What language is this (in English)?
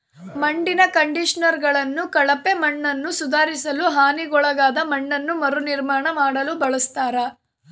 Kannada